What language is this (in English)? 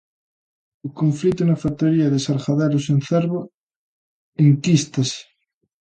Galician